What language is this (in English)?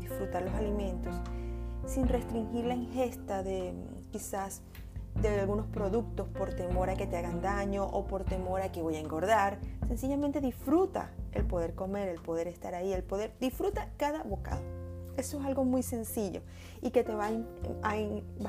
Spanish